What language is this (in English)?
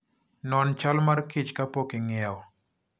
Luo (Kenya and Tanzania)